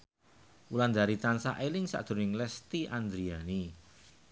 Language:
Javanese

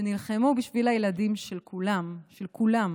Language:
Hebrew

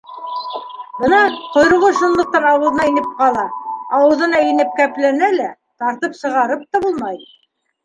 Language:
Bashkir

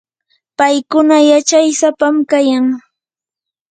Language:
Yanahuanca Pasco Quechua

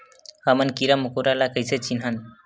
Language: Chhattisgarhi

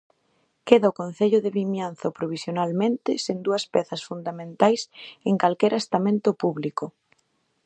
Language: Galician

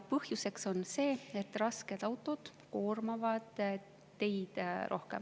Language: Estonian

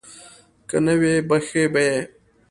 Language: Pashto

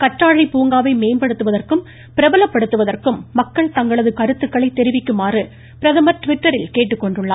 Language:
Tamil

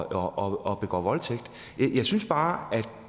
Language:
Danish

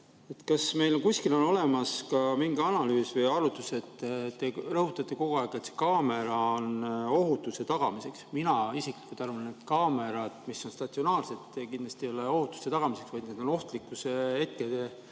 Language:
Estonian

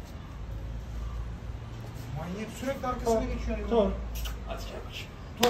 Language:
Turkish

